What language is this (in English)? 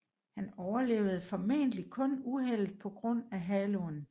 Danish